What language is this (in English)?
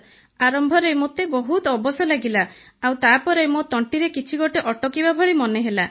Odia